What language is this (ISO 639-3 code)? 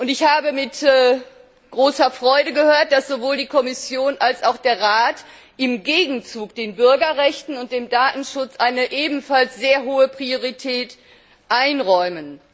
deu